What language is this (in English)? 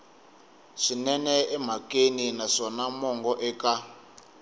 Tsonga